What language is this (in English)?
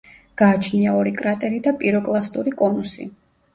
Georgian